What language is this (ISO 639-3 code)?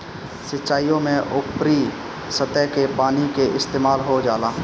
bho